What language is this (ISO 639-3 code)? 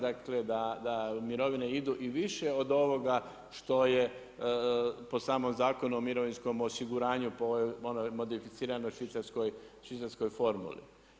hrv